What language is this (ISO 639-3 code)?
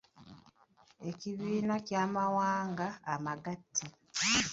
lug